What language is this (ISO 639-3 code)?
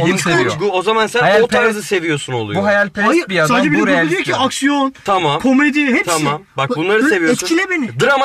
tur